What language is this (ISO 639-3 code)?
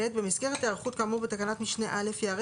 heb